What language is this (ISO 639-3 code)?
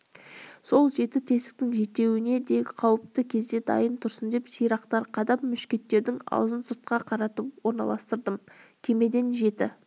kaz